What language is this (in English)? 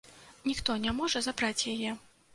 Belarusian